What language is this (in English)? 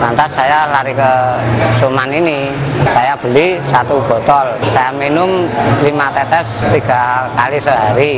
Indonesian